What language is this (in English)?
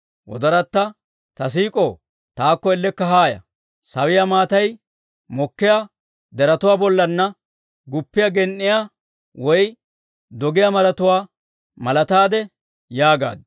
Dawro